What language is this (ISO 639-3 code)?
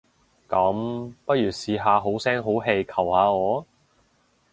yue